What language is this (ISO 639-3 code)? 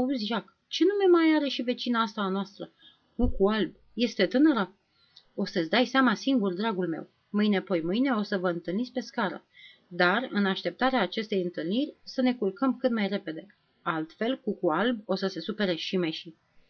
ron